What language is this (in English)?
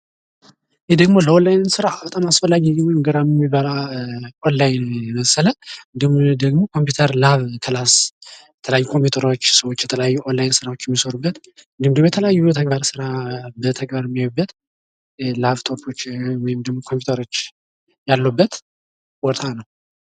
Amharic